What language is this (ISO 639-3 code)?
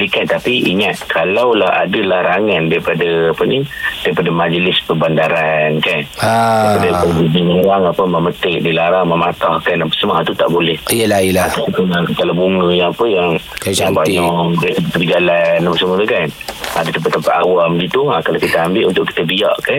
msa